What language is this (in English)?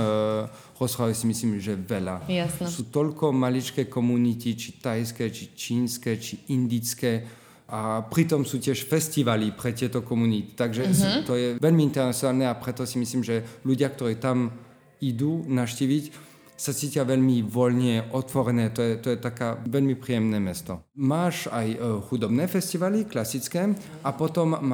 Slovak